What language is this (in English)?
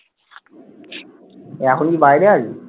Bangla